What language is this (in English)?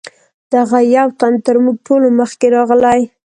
Pashto